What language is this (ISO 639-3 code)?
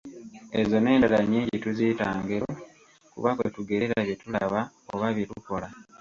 lug